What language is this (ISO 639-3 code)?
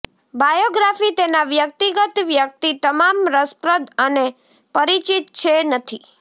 guj